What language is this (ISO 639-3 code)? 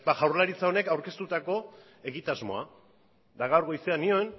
eus